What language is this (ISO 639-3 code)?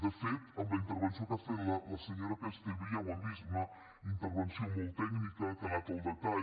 cat